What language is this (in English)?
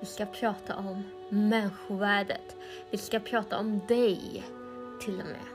Swedish